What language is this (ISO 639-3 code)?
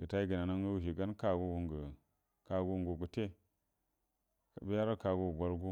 bdm